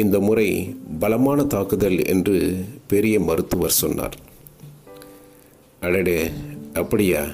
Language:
Tamil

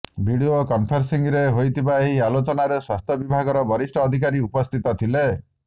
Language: Odia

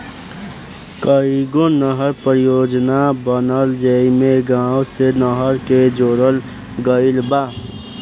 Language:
Bhojpuri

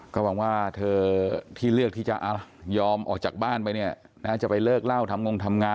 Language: Thai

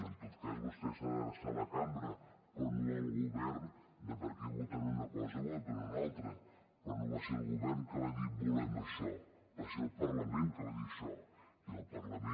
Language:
Catalan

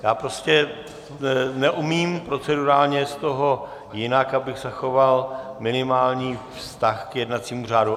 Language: Czech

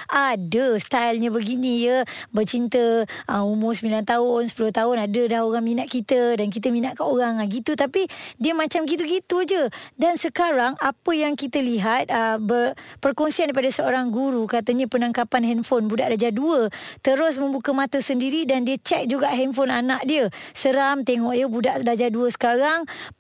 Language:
Malay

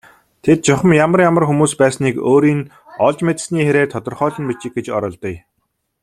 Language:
Mongolian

